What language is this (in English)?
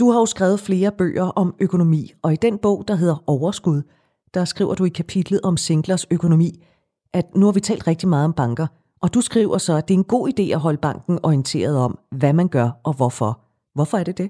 Danish